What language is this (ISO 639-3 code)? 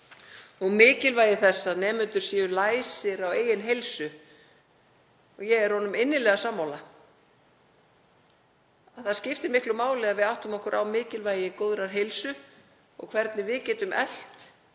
isl